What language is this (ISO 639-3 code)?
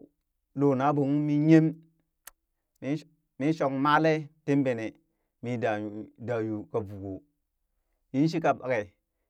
bys